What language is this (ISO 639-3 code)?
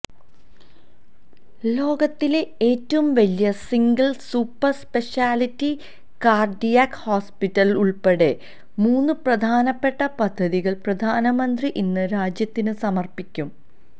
mal